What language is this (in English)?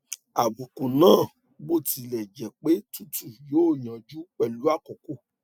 Yoruba